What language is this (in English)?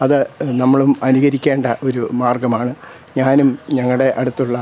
Malayalam